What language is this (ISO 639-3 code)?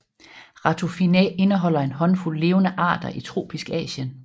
dan